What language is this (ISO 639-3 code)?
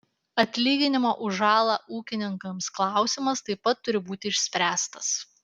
lit